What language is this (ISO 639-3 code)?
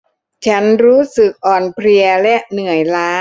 tha